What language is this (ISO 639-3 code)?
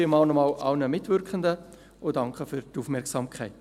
gsw